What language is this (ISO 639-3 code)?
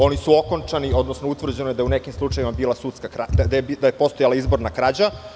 srp